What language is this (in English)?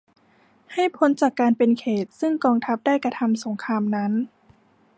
Thai